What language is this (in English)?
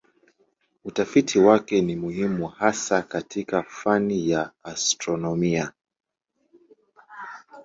Swahili